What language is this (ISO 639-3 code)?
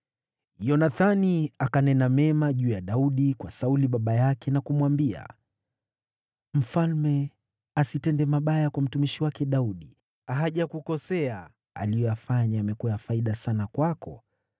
swa